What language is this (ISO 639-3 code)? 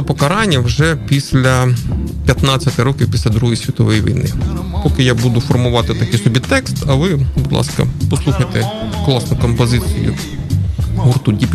ukr